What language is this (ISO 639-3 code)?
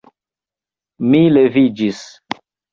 epo